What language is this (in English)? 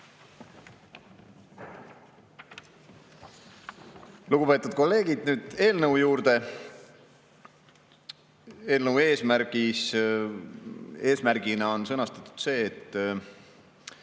Estonian